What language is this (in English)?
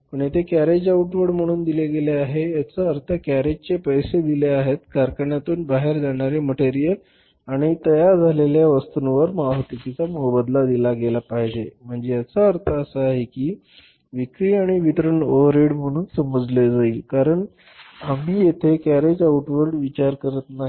Marathi